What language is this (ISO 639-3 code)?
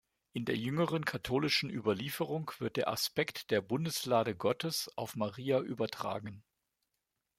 deu